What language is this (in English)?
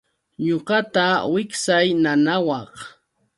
Yauyos Quechua